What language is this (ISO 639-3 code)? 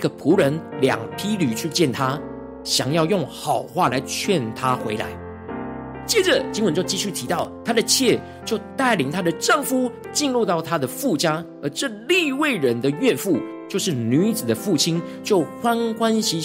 zho